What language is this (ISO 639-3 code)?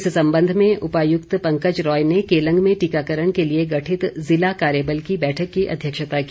hin